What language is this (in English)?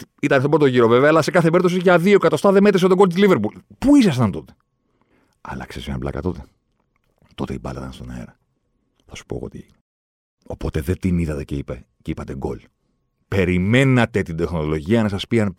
Greek